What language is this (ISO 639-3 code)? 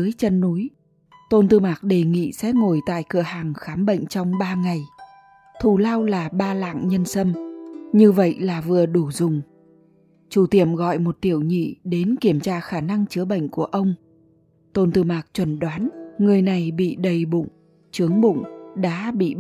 vie